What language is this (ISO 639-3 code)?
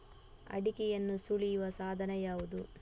kan